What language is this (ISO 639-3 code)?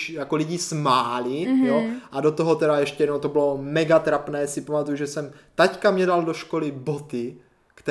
ces